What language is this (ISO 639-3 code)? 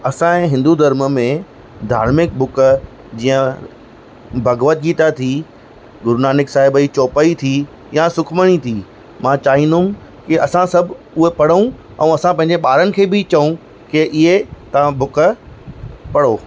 snd